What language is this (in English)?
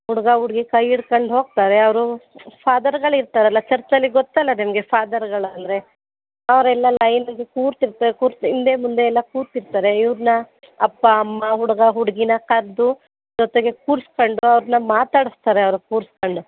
Kannada